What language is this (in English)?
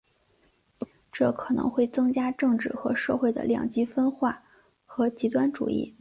Chinese